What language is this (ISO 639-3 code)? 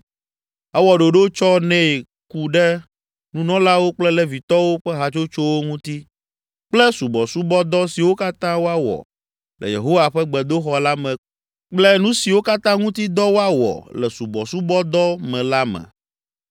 ewe